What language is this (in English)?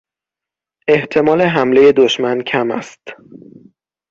Persian